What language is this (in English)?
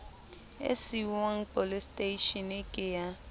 Southern Sotho